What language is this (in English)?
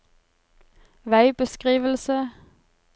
Norwegian